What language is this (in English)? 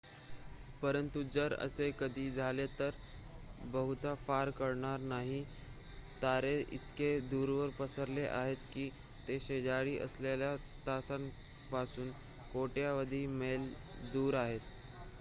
Marathi